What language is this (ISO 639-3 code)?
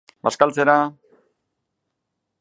eus